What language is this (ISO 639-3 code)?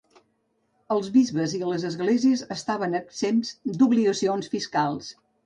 cat